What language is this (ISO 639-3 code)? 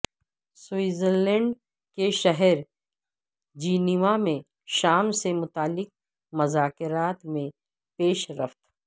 urd